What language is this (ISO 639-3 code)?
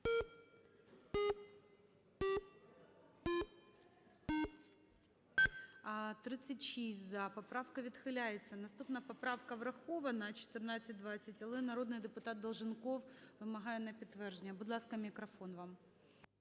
ukr